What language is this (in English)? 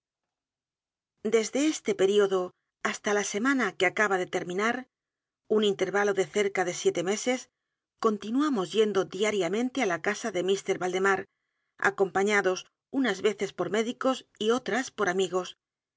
Spanish